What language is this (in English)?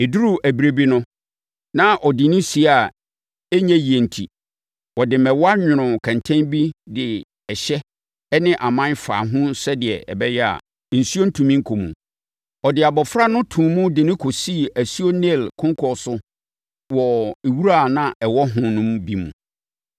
Akan